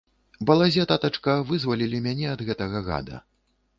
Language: Belarusian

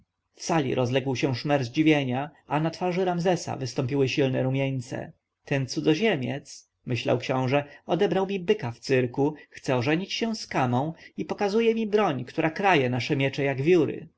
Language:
Polish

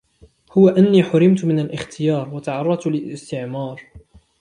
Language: Arabic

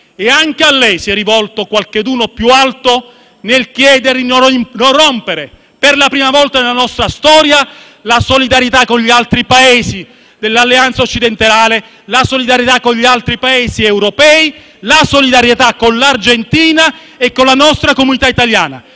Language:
Italian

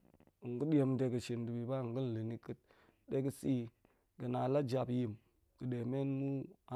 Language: Goemai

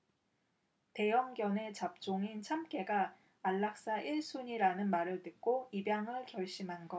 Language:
Korean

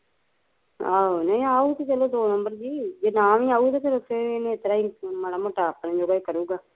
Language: Punjabi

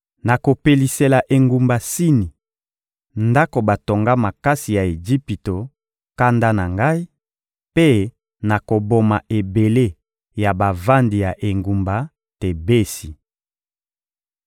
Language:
Lingala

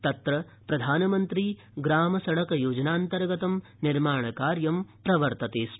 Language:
Sanskrit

